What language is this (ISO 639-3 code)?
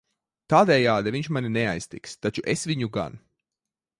lav